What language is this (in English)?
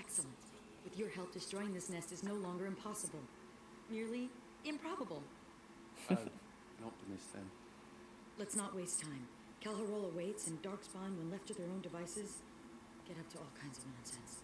English